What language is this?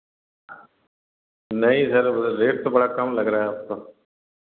Hindi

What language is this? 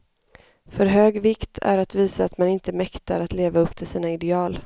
Swedish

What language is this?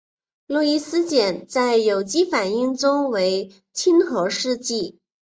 Chinese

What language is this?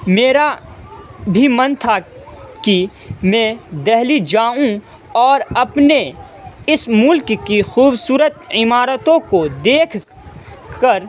Urdu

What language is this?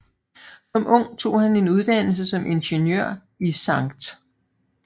Danish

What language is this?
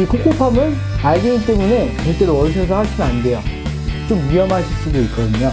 Korean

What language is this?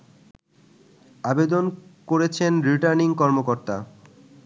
Bangla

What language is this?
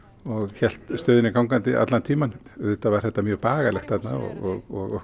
Icelandic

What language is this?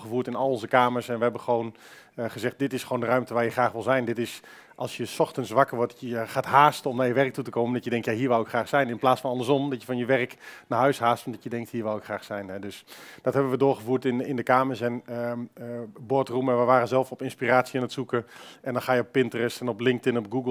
Dutch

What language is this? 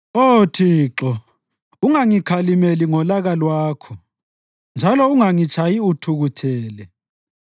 North Ndebele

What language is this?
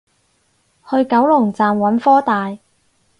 Cantonese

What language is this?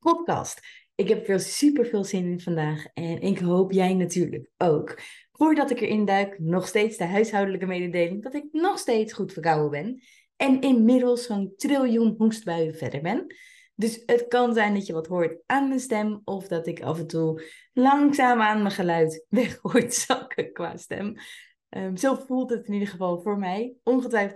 Dutch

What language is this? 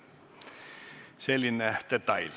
Estonian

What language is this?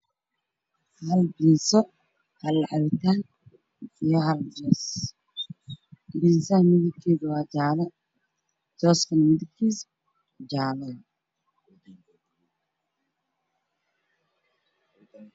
Somali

